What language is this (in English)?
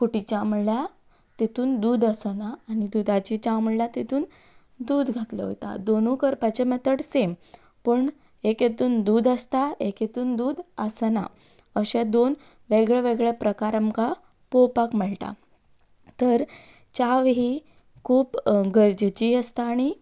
Konkani